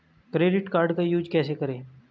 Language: Hindi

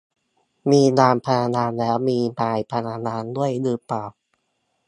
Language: Thai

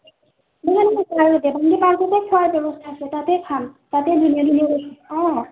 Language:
Assamese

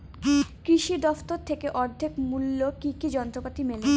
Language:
Bangla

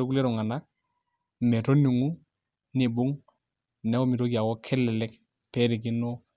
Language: Masai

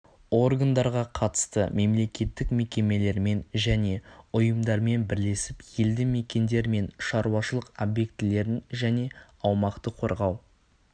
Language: Kazakh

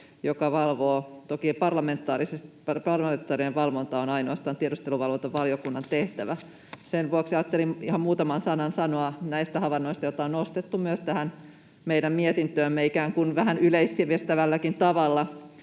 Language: Finnish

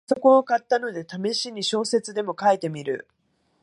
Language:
Japanese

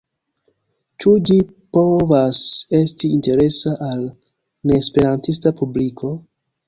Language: Esperanto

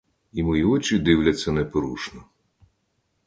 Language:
Ukrainian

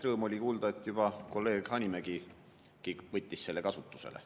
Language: Estonian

